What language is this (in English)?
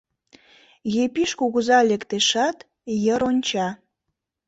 Mari